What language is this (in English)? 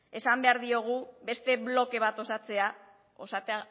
Basque